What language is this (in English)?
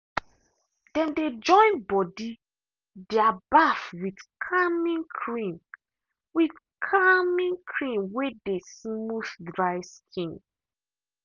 Nigerian Pidgin